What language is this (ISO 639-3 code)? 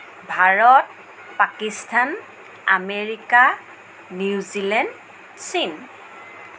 asm